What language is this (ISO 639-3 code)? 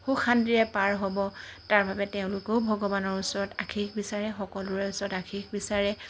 asm